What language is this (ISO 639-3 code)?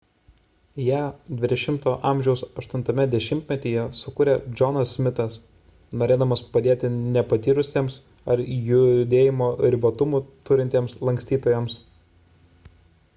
lit